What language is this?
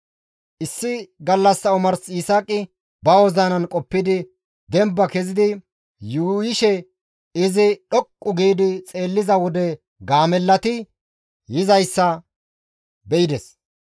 Gamo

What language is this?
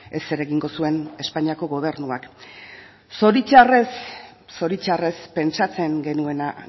Basque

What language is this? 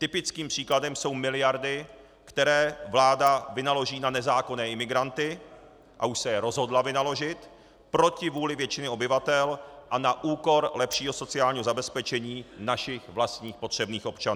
Czech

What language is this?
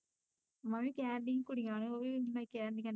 Punjabi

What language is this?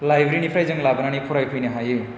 Bodo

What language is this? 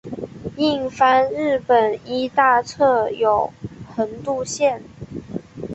Chinese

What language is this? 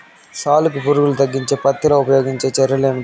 Telugu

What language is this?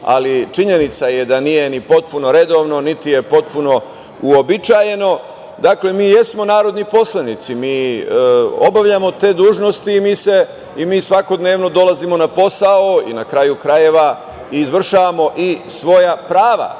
Serbian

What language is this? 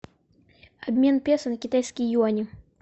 Russian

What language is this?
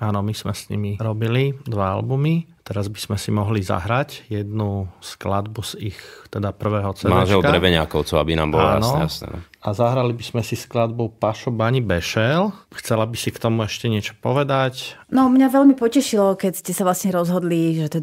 Slovak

